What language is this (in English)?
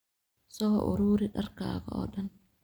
Somali